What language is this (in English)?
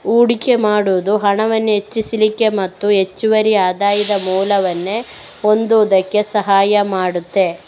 Kannada